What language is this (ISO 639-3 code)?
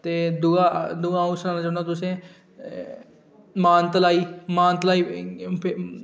doi